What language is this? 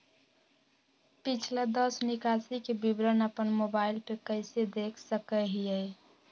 Magahi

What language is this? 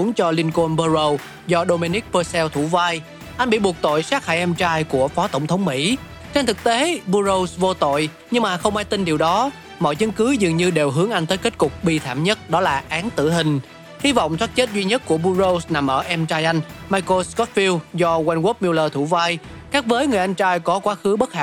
Vietnamese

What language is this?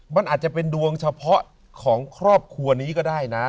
Thai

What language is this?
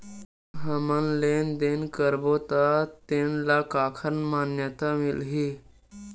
Chhattisgarhi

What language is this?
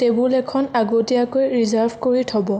Assamese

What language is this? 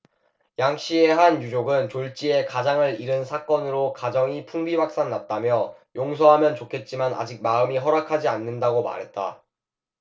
Korean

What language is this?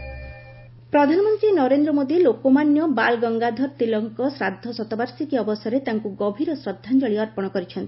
Odia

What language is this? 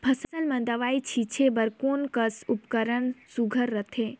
Chhattisgarhi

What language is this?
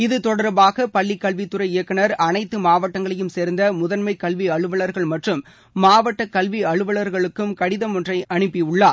Tamil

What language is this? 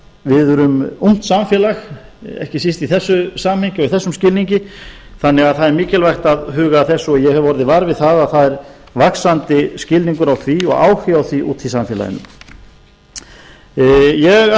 Icelandic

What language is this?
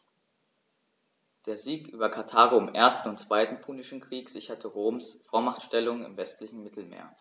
German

